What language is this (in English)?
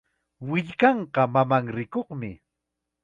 Chiquián Ancash Quechua